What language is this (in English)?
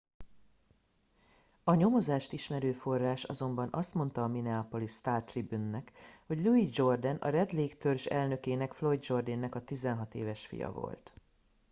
Hungarian